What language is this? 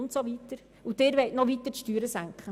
Swiss German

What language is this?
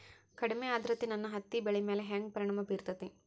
Kannada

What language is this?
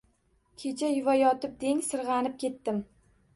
Uzbek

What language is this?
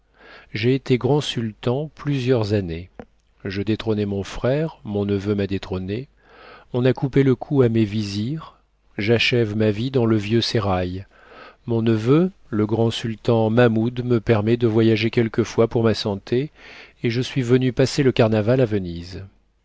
French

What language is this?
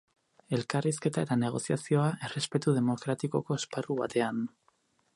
Basque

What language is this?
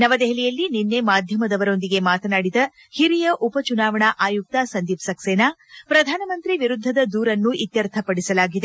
Kannada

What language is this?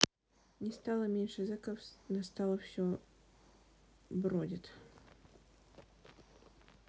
Russian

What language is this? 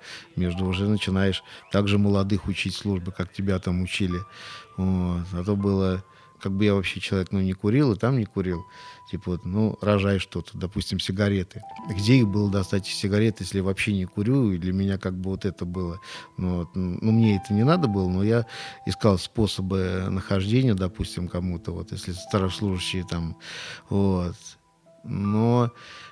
Russian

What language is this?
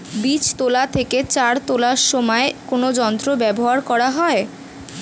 Bangla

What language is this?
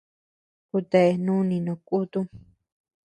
Tepeuxila Cuicatec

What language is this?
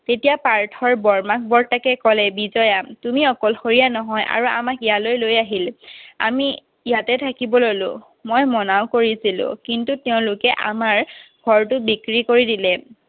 Assamese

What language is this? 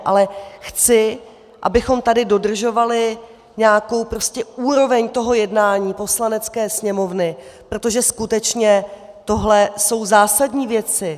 Czech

